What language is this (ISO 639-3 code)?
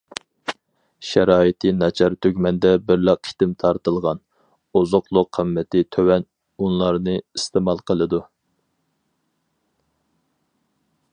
uig